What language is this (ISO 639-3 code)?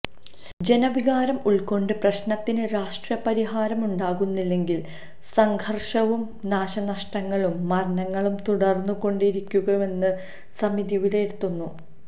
mal